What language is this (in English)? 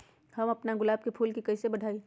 Magahi